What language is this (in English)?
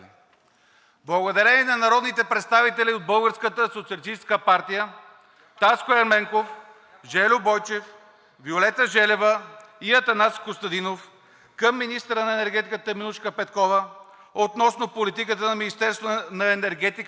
Bulgarian